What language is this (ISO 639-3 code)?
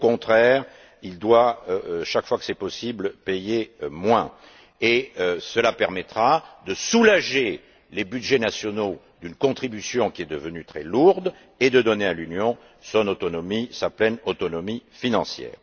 fra